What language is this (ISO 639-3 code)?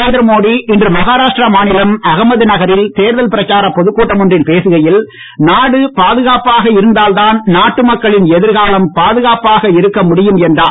tam